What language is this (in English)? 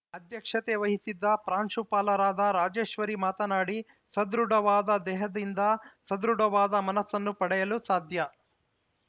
Kannada